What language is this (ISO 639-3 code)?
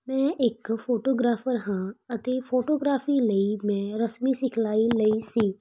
pan